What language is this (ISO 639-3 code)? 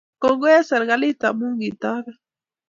kln